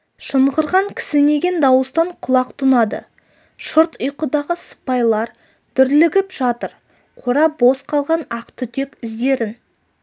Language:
Kazakh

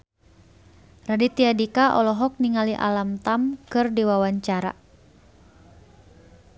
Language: Sundanese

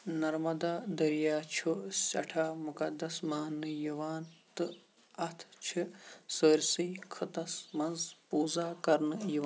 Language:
Kashmiri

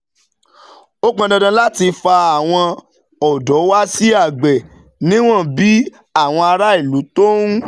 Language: Yoruba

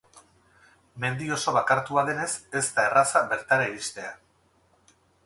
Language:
Basque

